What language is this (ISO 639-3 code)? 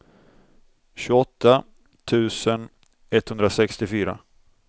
swe